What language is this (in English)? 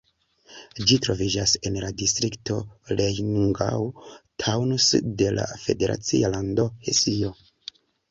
Esperanto